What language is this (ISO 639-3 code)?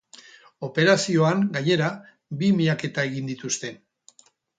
eus